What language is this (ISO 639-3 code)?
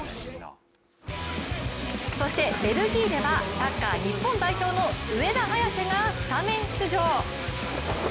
jpn